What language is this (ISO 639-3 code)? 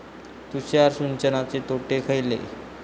mar